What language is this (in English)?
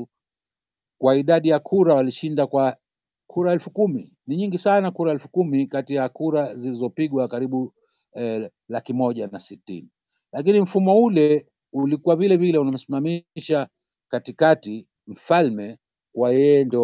Swahili